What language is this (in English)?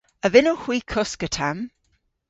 Cornish